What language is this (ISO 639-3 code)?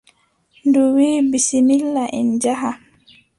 fub